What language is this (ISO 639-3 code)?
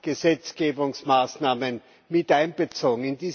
deu